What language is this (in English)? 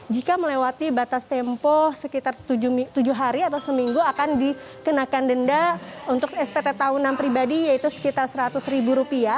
Indonesian